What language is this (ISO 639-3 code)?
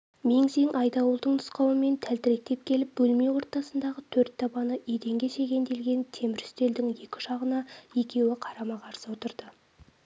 kaz